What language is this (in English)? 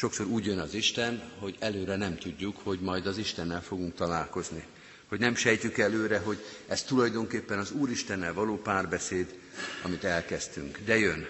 Hungarian